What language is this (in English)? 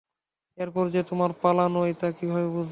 Bangla